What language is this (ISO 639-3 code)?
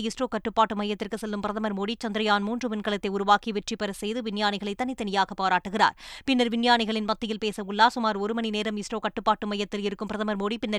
tam